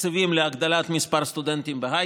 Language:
Hebrew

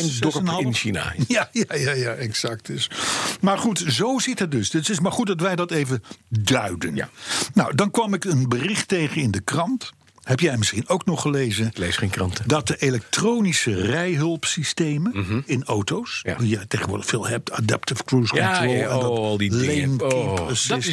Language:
Dutch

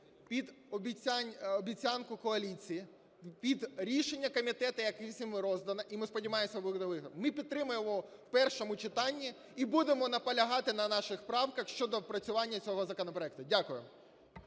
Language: Ukrainian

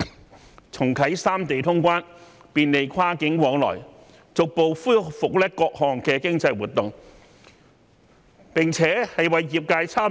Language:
Cantonese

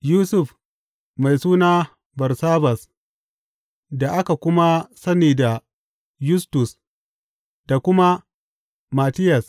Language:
Hausa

